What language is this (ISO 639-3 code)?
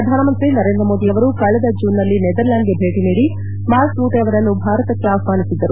kan